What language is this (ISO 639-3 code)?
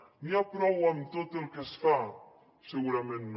cat